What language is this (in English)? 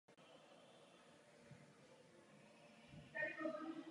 Czech